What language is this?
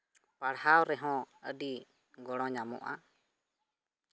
Santali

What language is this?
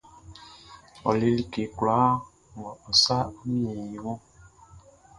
Baoulé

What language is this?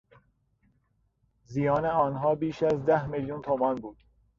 Persian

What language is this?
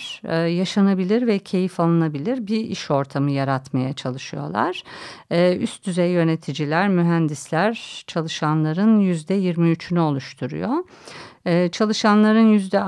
Turkish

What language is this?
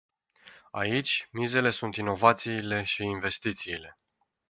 Romanian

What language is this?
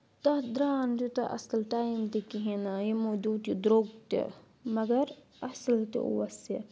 Kashmiri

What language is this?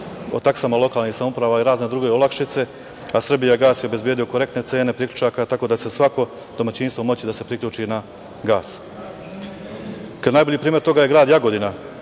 Serbian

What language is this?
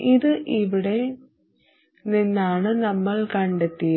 Malayalam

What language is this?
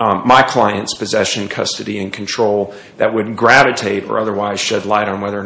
English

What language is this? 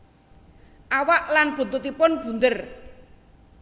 Javanese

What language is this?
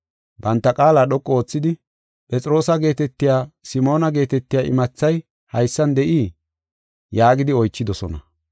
Gofa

